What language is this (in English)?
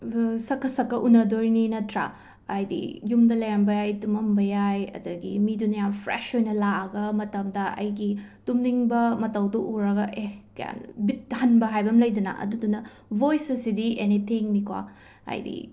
Manipuri